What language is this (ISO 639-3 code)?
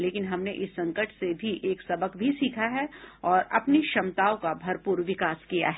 hin